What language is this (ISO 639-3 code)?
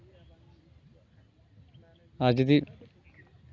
sat